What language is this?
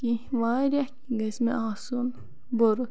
Kashmiri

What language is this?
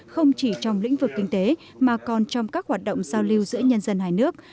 Vietnamese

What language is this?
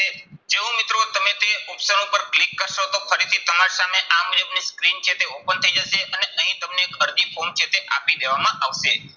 Gujarati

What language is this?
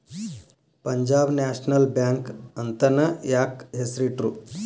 Kannada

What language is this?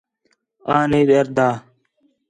Khetrani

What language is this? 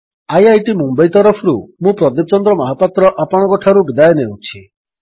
Odia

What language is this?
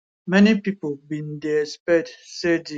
Nigerian Pidgin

